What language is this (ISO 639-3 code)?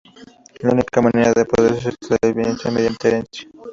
spa